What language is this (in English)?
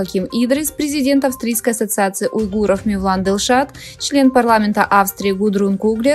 Russian